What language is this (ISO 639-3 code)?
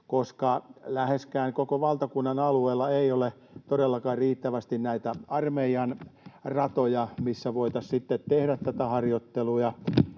fin